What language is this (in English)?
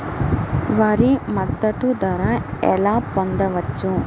Telugu